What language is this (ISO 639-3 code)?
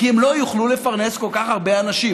heb